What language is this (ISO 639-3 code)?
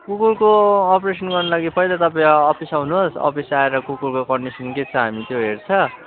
nep